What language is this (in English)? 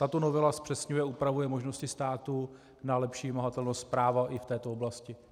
Czech